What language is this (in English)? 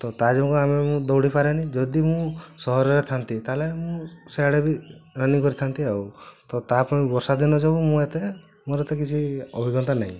Odia